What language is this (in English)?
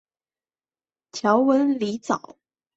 Chinese